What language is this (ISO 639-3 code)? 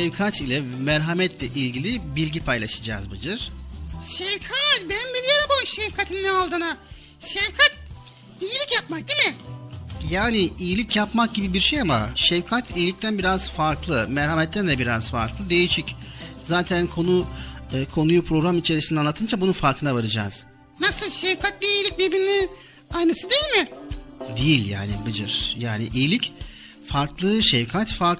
tur